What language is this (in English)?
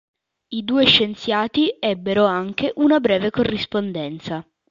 Italian